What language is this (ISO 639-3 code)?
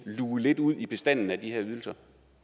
dan